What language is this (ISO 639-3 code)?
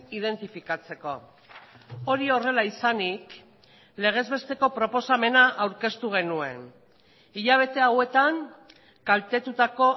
eus